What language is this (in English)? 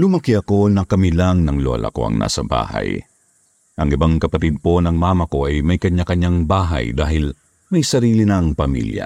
Filipino